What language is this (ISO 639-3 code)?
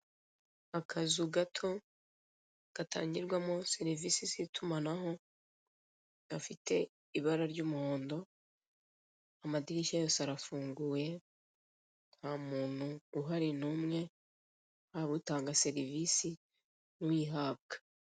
kin